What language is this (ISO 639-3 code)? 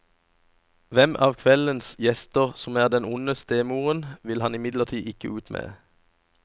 nor